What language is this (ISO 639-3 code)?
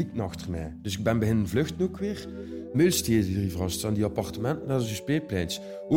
nld